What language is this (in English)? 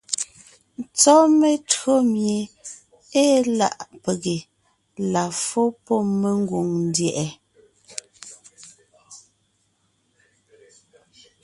Ngiemboon